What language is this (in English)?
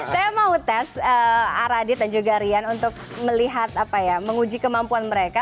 Indonesian